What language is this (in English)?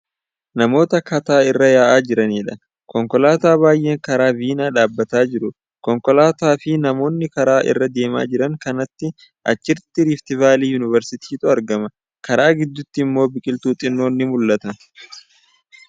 Oromo